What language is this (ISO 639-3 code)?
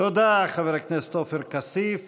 heb